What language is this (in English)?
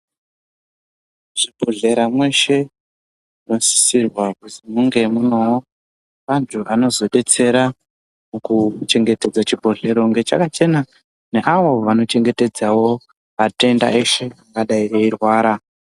Ndau